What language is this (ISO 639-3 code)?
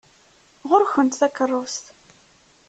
kab